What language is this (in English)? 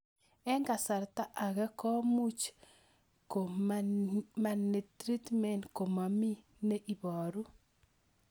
Kalenjin